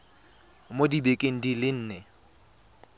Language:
Tswana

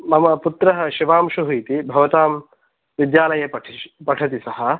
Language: Sanskrit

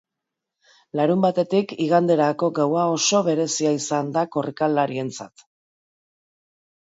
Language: Basque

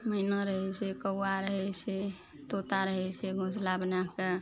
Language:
Maithili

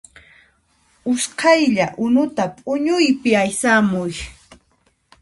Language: Puno Quechua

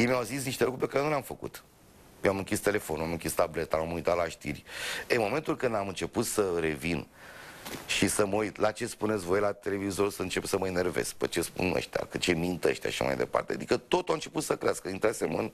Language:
Romanian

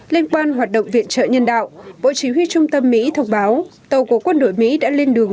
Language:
Vietnamese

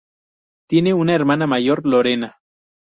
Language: Spanish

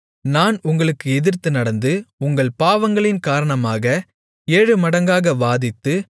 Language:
Tamil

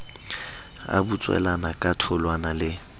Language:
Southern Sotho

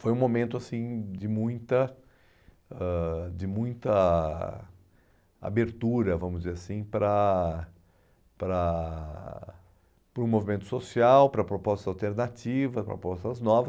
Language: Portuguese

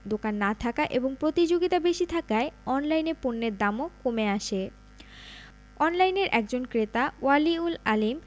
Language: Bangla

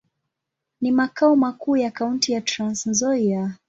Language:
Swahili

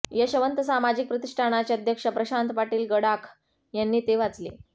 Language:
Marathi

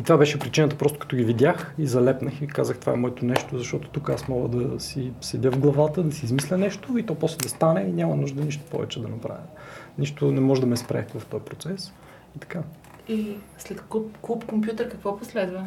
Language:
Bulgarian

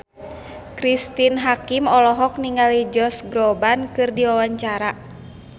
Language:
Sundanese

